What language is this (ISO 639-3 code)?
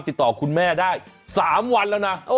tha